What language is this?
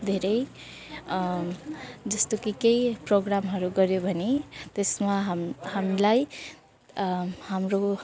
Nepali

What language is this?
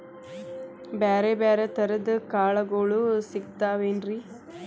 Kannada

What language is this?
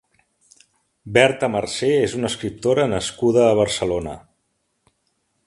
Catalan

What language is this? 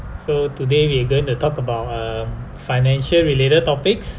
English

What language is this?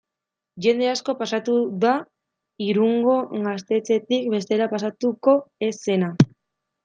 Basque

